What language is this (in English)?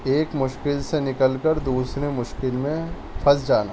Urdu